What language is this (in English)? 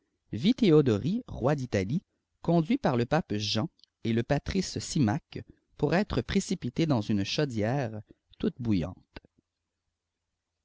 French